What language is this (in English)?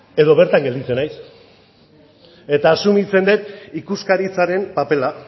Basque